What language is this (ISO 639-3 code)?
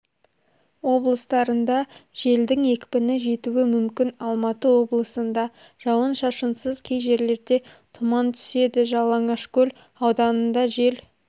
kaz